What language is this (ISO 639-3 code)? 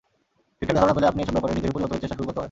ben